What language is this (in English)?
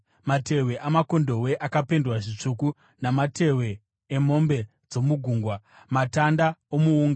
Shona